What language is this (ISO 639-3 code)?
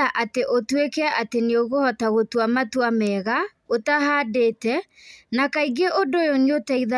kik